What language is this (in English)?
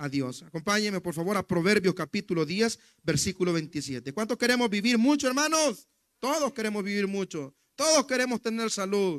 Spanish